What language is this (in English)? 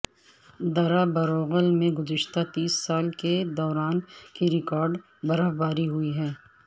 Urdu